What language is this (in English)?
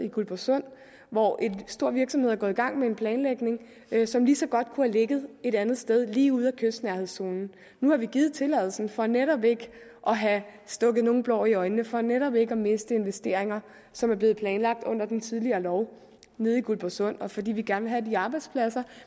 Danish